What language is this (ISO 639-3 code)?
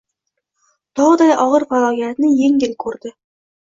uzb